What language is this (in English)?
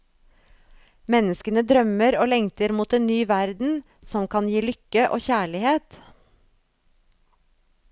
Norwegian